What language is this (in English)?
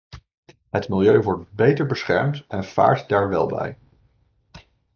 Dutch